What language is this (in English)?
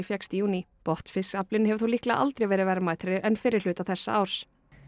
Icelandic